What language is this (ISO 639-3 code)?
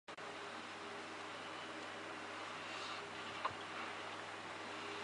zho